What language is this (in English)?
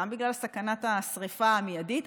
Hebrew